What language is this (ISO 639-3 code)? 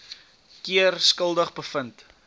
afr